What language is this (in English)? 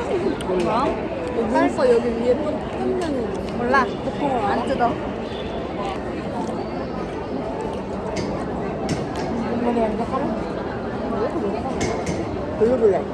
Korean